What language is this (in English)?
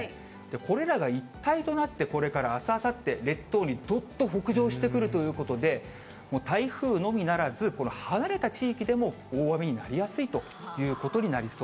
Japanese